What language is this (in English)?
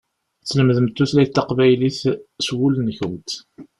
Kabyle